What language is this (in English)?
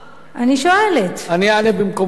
Hebrew